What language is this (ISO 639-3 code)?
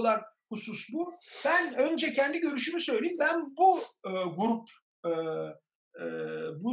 tur